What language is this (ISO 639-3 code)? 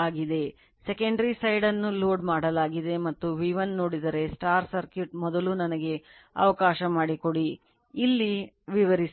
kan